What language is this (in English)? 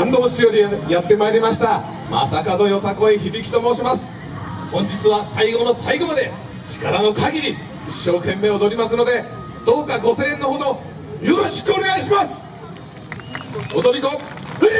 Japanese